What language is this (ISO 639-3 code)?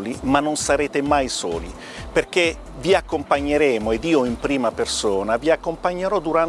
ita